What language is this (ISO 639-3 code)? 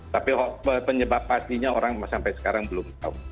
ind